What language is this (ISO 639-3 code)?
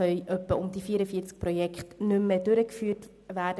gsw